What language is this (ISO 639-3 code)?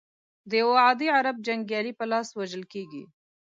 pus